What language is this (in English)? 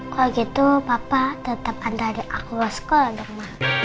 Indonesian